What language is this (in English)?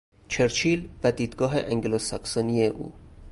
Persian